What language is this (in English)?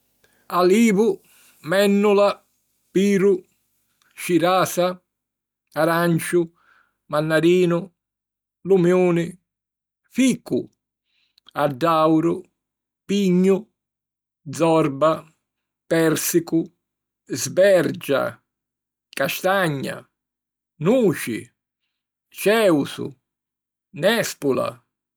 Sicilian